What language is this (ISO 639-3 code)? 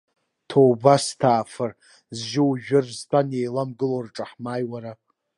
abk